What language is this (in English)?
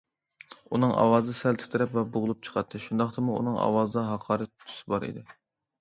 Uyghur